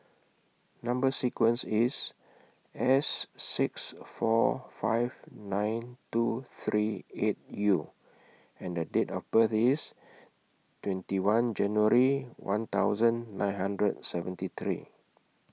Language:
English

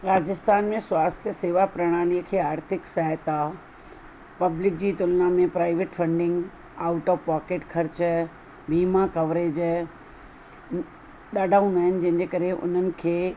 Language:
Sindhi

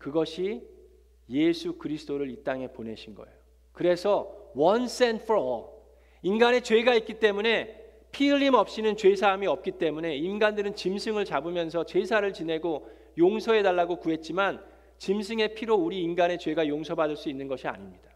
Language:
Korean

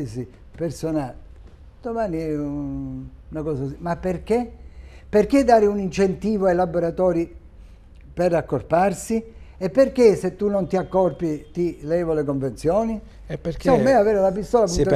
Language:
Italian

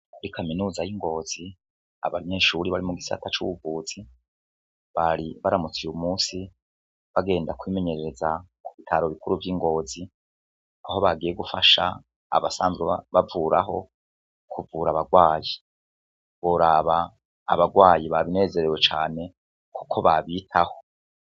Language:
Rundi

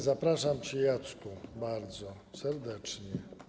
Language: Polish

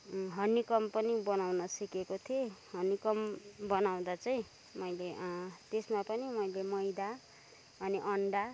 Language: Nepali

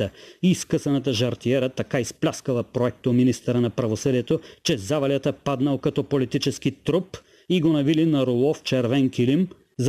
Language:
Bulgarian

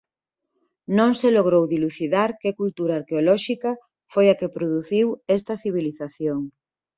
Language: Galician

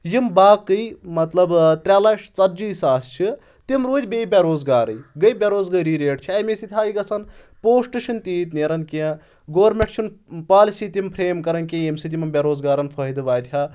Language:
Kashmiri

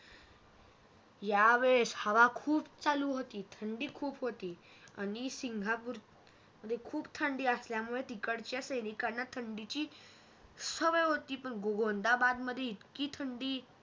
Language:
Marathi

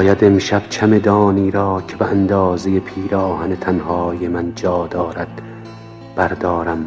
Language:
Persian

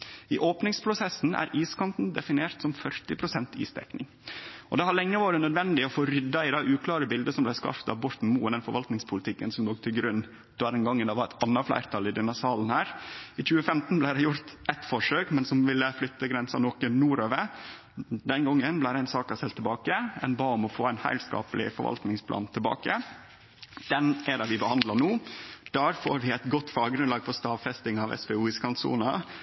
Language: Norwegian Nynorsk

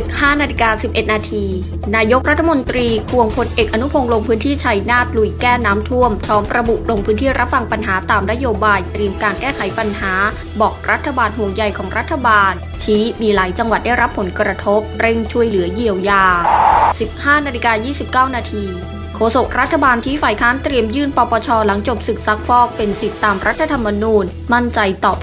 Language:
Thai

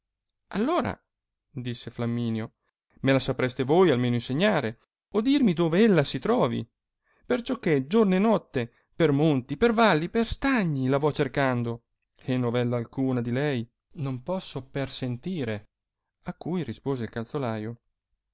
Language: Italian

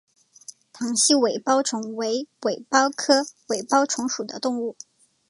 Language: Chinese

